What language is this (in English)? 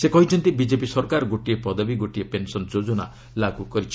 Odia